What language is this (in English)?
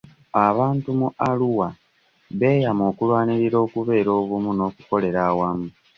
Ganda